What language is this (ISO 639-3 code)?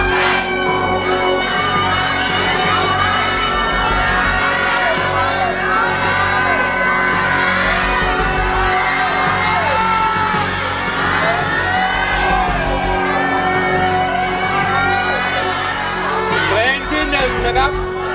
tha